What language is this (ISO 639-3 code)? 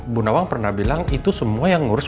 ind